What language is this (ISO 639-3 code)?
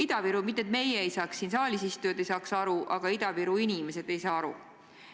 est